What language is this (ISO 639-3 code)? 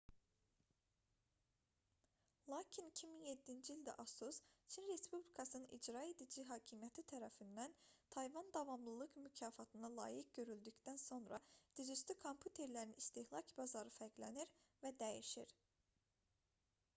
aze